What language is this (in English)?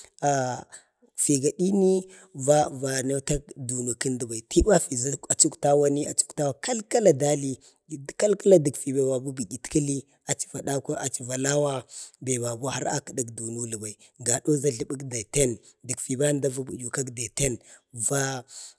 Bade